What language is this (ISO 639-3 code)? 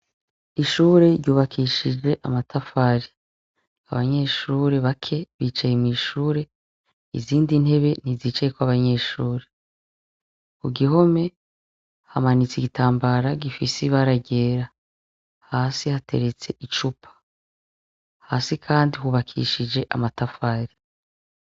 run